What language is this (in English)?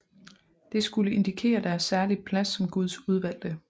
Danish